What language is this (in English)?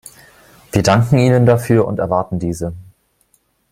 German